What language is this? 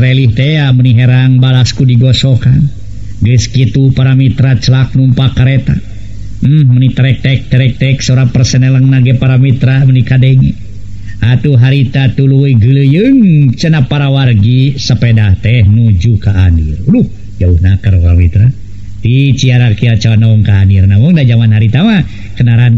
Indonesian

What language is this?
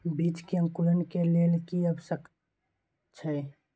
Maithili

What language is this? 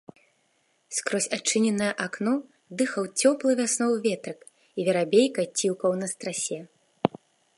Belarusian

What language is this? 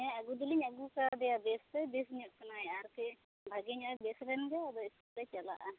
Santali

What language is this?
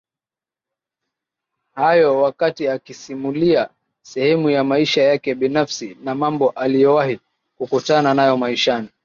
Swahili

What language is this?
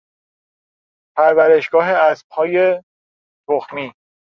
Persian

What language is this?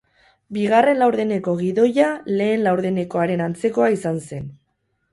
Basque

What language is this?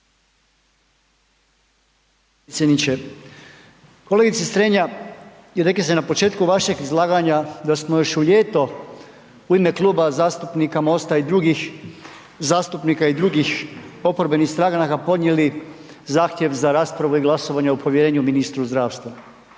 Croatian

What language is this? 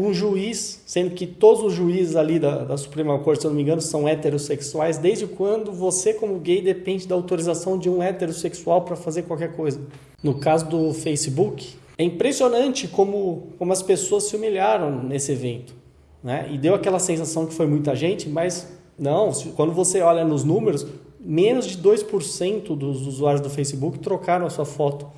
Portuguese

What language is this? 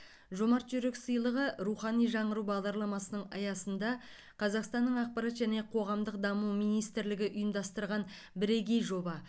Kazakh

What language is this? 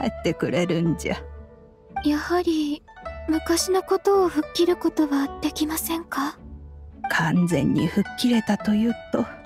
Japanese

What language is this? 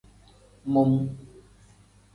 Tem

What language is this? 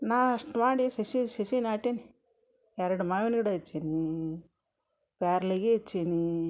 Kannada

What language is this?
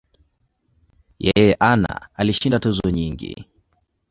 Swahili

